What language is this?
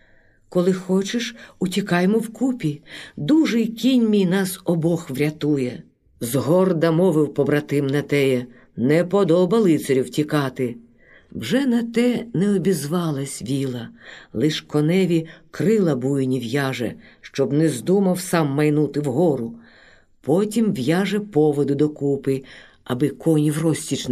Ukrainian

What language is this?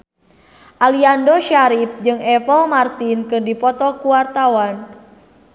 Sundanese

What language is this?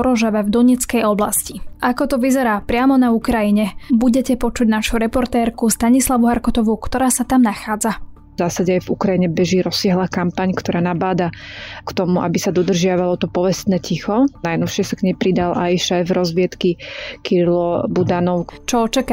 Slovak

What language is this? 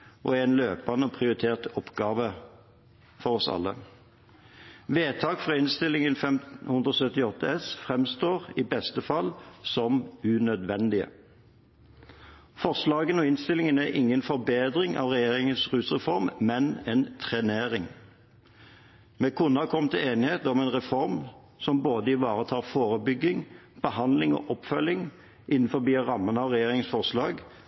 Norwegian Bokmål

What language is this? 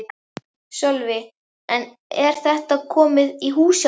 Icelandic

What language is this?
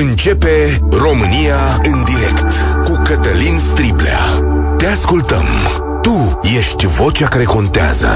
Romanian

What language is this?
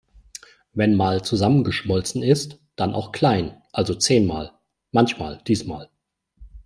German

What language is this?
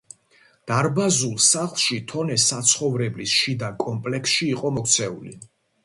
Georgian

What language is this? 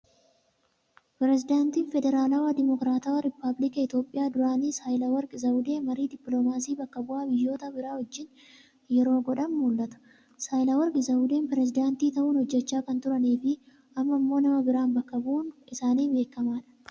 Oromo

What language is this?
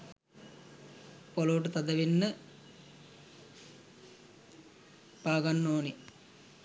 Sinhala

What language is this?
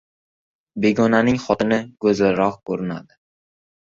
Uzbek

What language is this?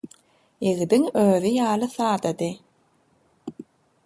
Turkmen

